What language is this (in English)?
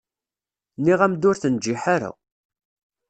Kabyle